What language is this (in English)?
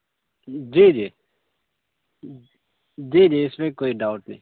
Urdu